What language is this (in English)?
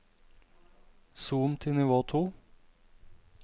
Norwegian